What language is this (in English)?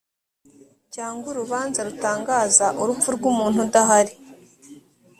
Kinyarwanda